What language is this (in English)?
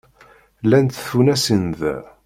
Kabyle